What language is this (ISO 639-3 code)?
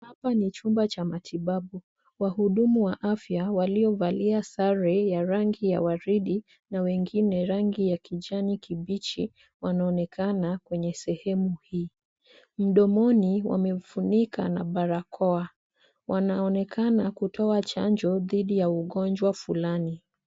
swa